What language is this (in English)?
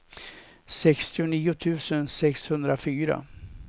Swedish